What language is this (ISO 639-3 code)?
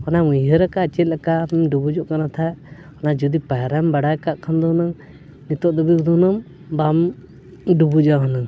sat